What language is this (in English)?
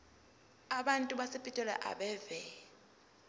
Zulu